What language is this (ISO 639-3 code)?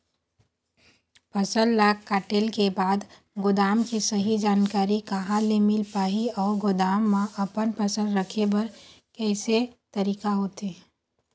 hne